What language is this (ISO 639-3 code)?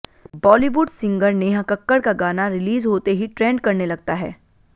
hin